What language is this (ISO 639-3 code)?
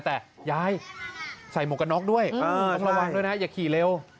tha